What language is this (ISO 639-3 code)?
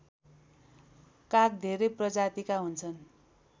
nep